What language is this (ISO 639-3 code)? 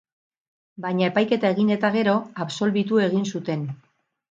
eus